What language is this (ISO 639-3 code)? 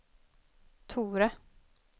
swe